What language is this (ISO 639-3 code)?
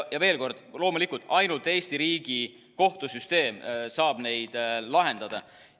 est